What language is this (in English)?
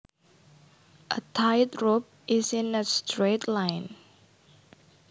Javanese